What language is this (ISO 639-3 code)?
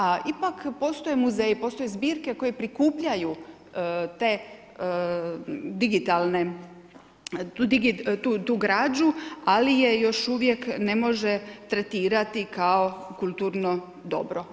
hrv